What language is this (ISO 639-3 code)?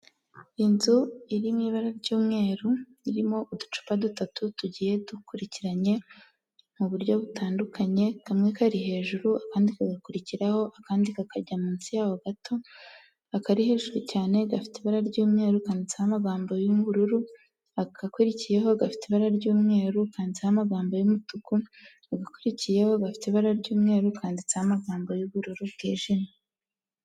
kin